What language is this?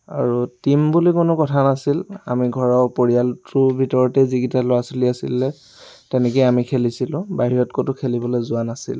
Assamese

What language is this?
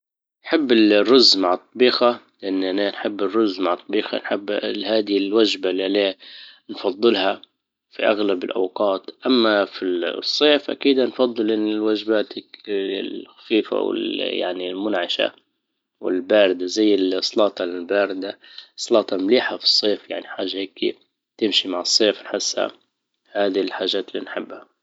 Libyan Arabic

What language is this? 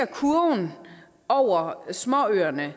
Danish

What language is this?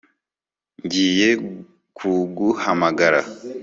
Kinyarwanda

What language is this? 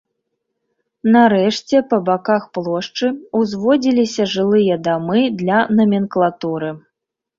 Belarusian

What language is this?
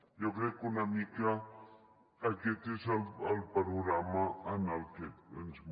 Catalan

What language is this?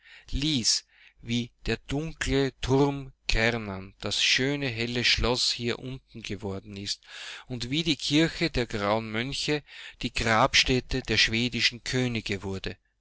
German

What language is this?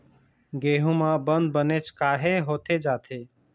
Chhattisgarhi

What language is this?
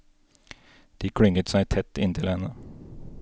Norwegian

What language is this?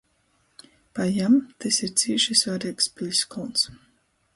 Latgalian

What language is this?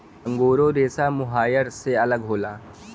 Bhojpuri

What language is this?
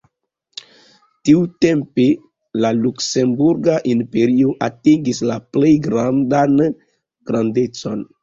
Esperanto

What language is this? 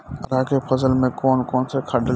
Bhojpuri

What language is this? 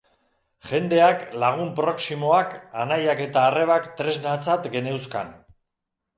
Basque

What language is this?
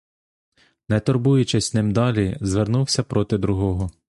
Ukrainian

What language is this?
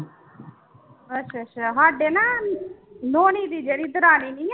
Punjabi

